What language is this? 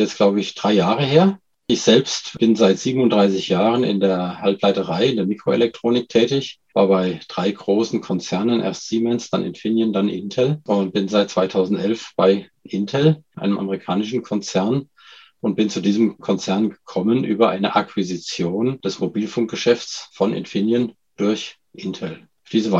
German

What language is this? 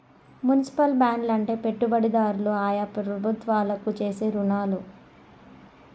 Telugu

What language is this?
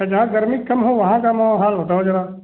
Hindi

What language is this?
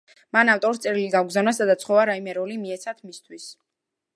Georgian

